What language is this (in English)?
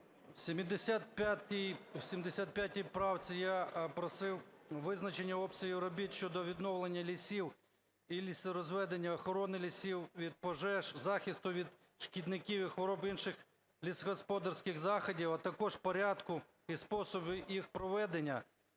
Ukrainian